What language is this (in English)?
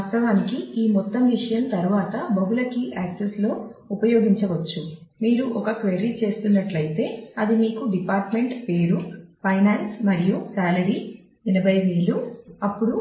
Telugu